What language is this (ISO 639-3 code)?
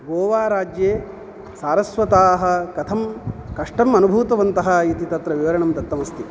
san